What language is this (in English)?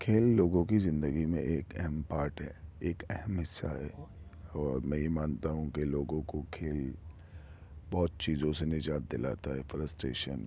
Urdu